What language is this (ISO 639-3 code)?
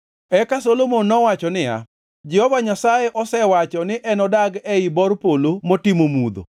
luo